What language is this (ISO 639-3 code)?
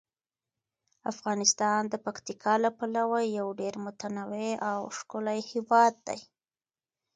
pus